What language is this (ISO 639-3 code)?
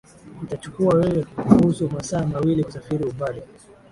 swa